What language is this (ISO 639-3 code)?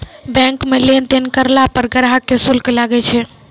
mai